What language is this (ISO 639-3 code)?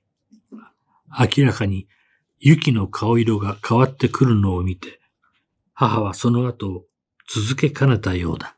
jpn